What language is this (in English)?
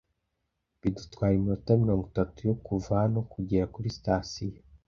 Kinyarwanda